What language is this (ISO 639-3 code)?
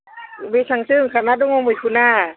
brx